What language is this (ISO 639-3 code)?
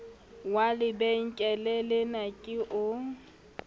sot